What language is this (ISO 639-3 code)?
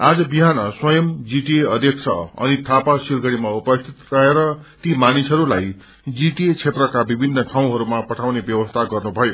nep